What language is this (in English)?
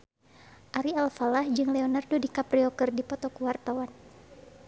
Sundanese